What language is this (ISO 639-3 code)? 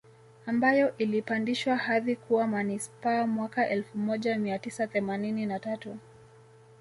swa